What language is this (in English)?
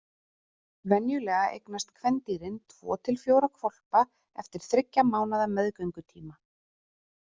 Icelandic